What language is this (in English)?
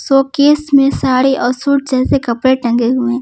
Hindi